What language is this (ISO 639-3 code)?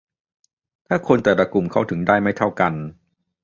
tha